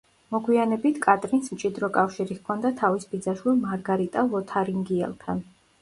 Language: Georgian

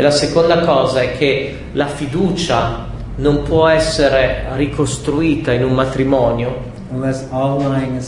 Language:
Italian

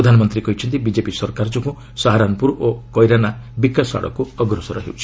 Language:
Odia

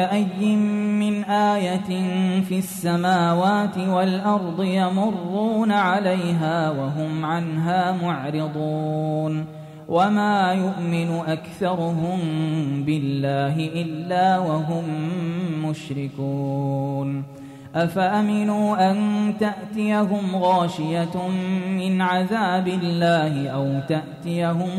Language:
Arabic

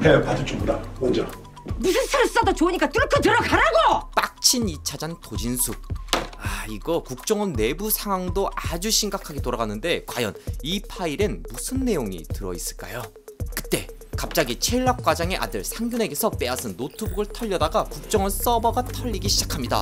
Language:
Korean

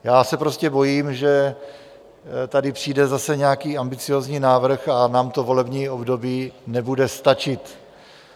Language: Czech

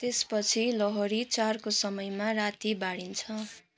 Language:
Nepali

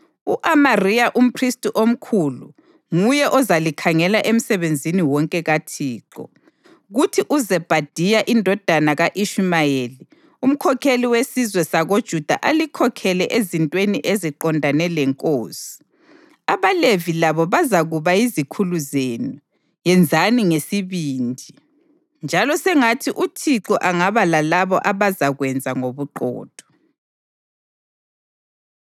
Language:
North Ndebele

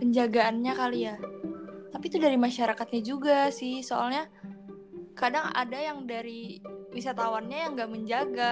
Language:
Indonesian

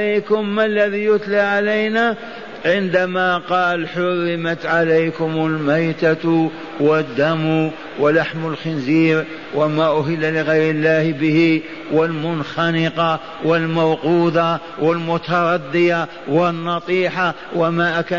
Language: Arabic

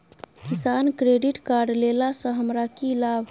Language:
Maithili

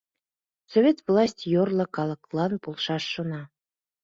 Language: Mari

